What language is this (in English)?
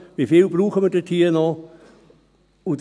Swiss German